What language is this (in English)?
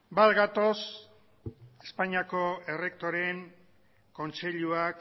Basque